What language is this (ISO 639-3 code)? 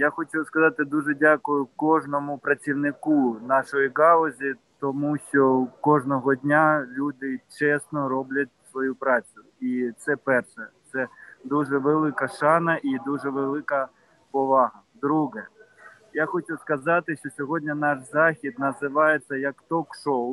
ukr